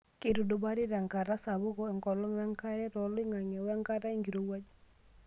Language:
Masai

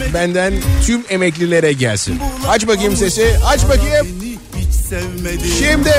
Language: Turkish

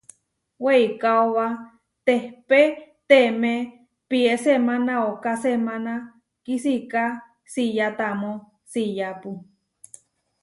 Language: Huarijio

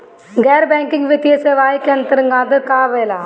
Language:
Bhojpuri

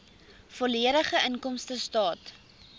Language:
Afrikaans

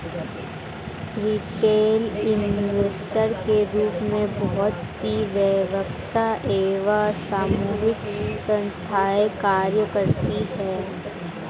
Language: Hindi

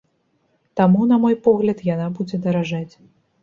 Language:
Belarusian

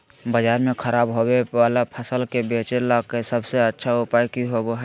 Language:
Magahi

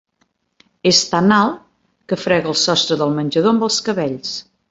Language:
Catalan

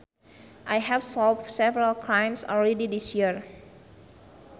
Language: Sundanese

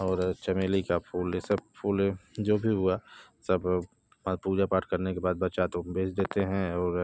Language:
Hindi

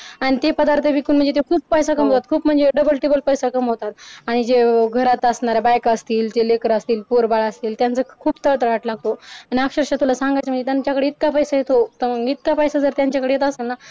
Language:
Marathi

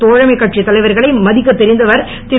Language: Tamil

